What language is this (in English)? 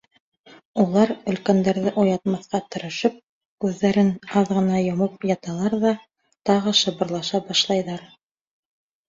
Bashkir